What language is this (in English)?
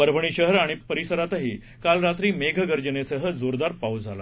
Marathi